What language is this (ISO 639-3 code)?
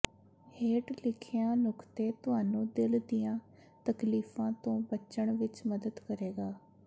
pan